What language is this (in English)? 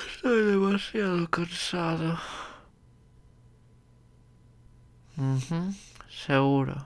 Spanish